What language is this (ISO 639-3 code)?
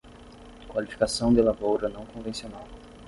por